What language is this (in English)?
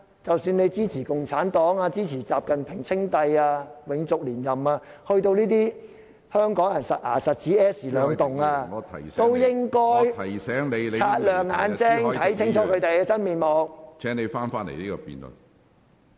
Cantonese